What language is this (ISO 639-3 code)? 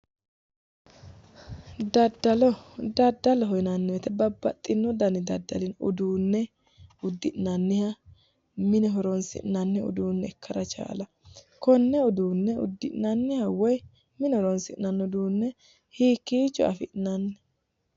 sid